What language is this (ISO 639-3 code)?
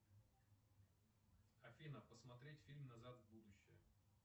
rus